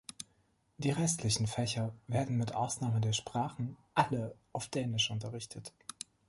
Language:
German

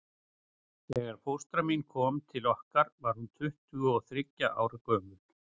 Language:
Icelandic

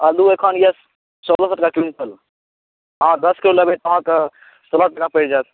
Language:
Maithili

